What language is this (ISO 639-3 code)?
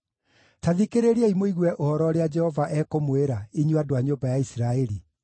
kik